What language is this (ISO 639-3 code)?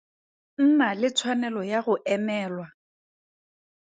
tsn